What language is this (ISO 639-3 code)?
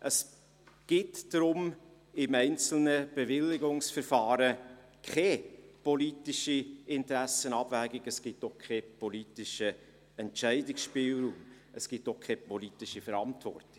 gsw